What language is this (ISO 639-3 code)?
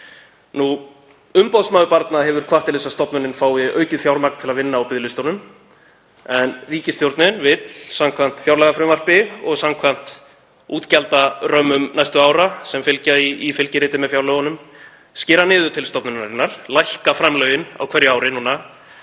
isl